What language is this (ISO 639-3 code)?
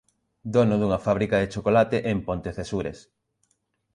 glg